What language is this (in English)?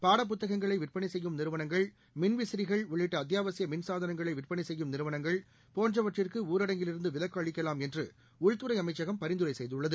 Tamil